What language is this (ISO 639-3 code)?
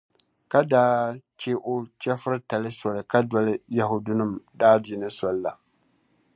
dag